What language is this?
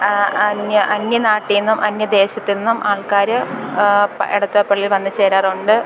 Malayalam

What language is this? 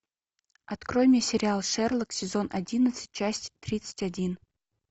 Russian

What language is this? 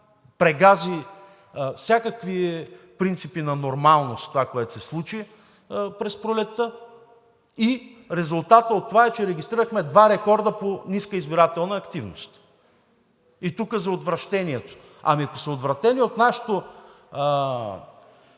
Bulgarian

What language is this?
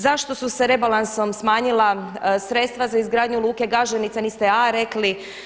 Croatian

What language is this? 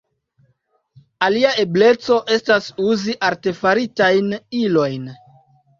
Esperanto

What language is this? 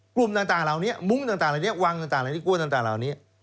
Thai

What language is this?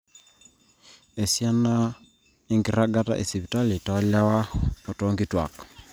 Masai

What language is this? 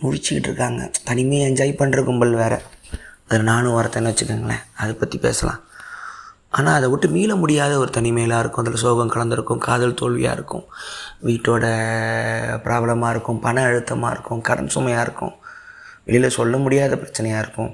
Tamil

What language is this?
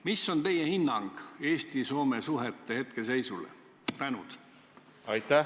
Estonian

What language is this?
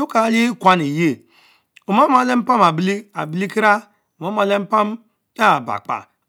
Mbe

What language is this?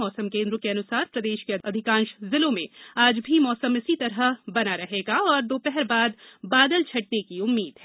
Hindi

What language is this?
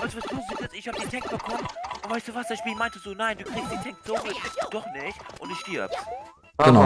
German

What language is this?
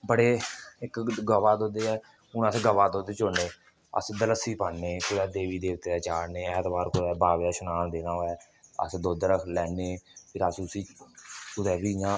Dogri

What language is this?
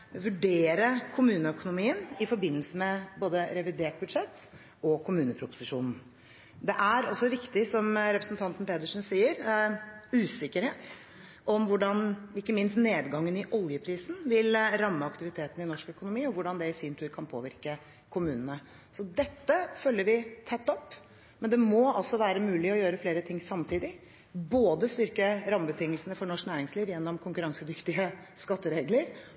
Norwegian Bokmål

